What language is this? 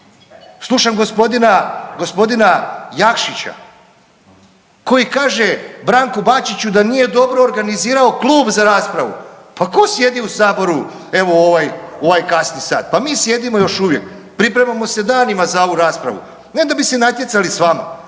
Croatian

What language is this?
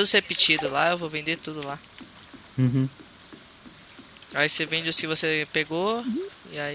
Portuguese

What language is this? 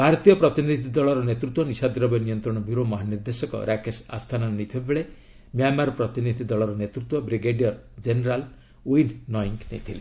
Odia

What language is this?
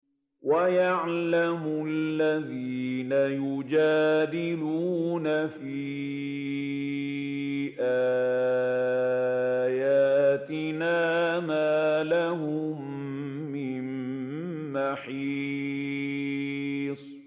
Arabic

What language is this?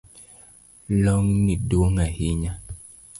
Luo (Kenya and Tanzania)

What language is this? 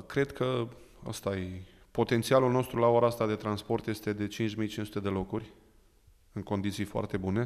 Romanian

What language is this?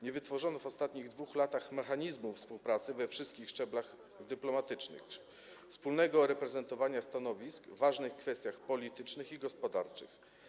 Polish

